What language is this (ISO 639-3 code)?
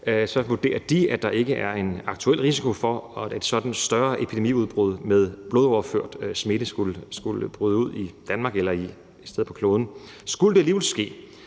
dan